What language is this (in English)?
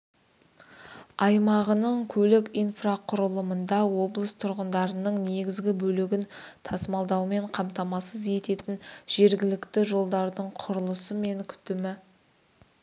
Kazakh